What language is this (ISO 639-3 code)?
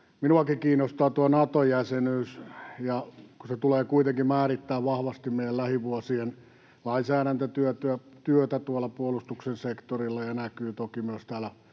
fin